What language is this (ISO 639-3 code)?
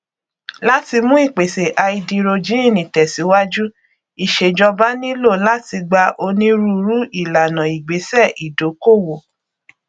yor